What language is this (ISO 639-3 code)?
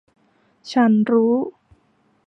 tha